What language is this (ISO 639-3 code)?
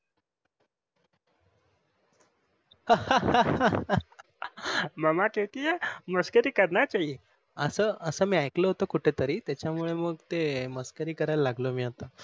mar